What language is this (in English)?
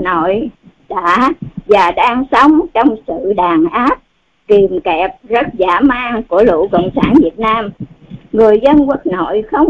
Vietnamese